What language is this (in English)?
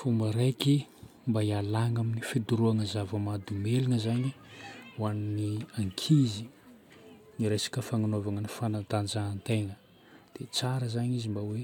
Northern Betsimisaraka Malagasy